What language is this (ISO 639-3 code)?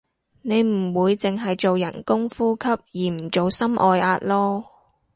yue